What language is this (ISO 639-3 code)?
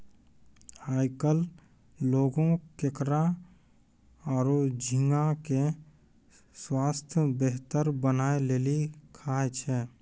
mai